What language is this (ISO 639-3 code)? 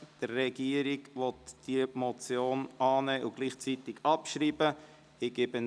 gsw